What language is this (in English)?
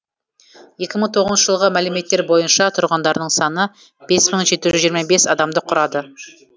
Kazakh